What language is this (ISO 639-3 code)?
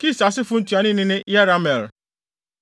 aka